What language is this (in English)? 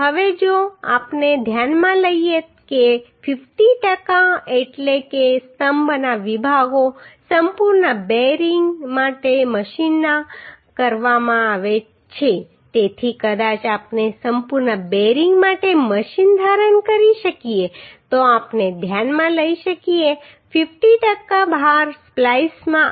Gujarati